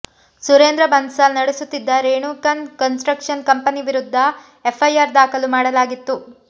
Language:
Kannada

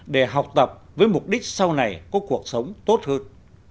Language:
Vietnamese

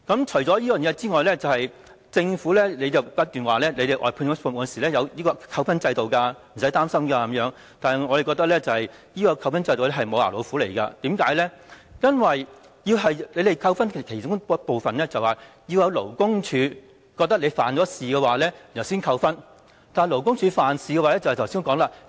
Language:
Cantonese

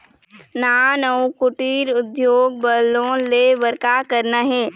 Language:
Chhattisgarhi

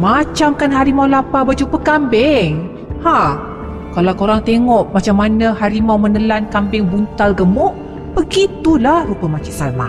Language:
Malay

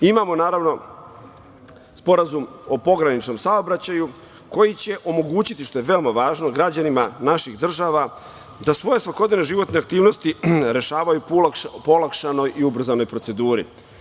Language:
Serbian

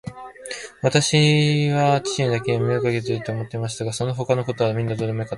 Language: Japanese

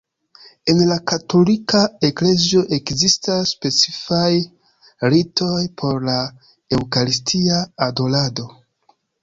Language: Esperanto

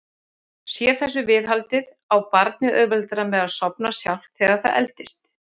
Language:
Icelandic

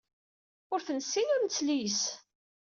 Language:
Kabyle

